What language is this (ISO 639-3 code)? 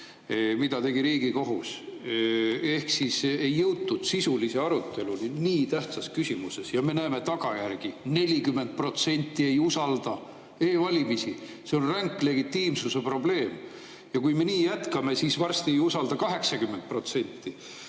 est